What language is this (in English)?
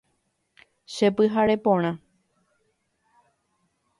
Guarani